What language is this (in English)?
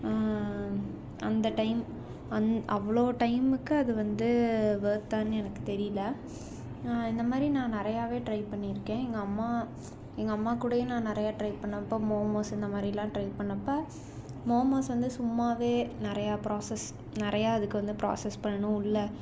Tamil